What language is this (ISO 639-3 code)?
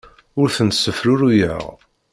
kab